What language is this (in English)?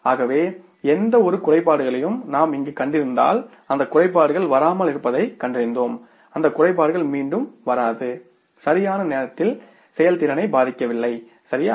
Tamil